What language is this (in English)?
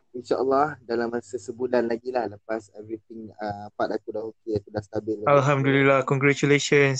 Malay